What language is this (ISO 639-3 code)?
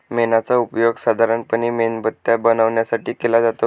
mar